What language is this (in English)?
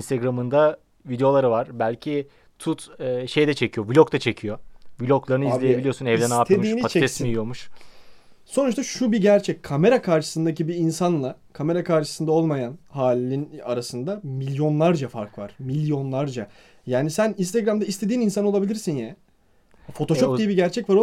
Turkish